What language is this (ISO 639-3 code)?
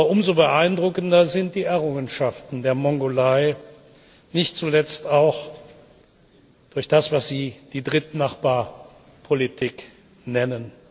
deu